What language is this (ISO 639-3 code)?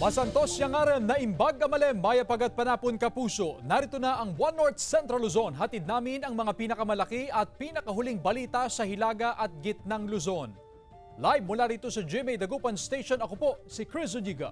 fil